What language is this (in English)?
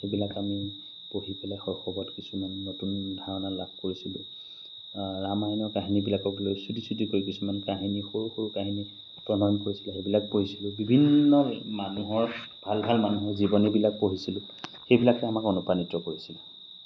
Assamese